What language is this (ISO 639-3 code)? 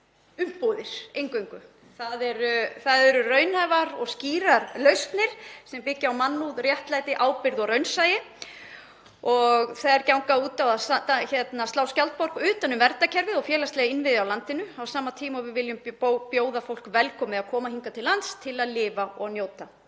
isl